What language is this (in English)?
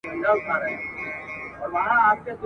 Pashto